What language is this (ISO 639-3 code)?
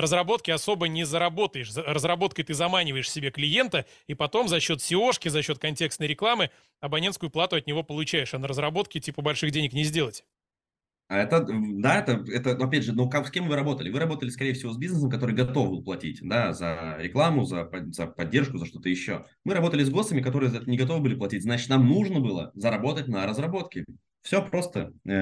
rus